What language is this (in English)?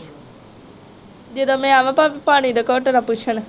Punjabi